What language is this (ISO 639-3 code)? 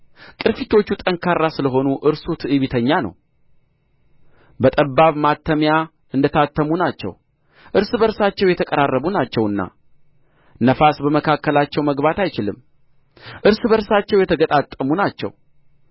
amh